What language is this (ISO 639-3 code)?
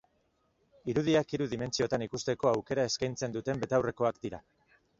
eus